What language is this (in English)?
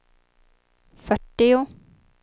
Swedish